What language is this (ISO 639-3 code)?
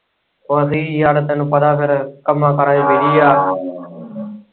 pan